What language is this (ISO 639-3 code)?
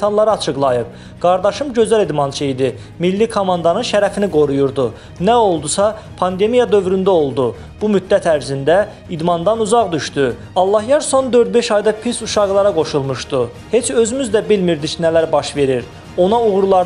tur